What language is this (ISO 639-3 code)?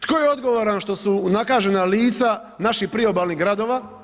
hrv